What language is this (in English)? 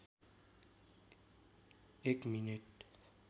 Nepali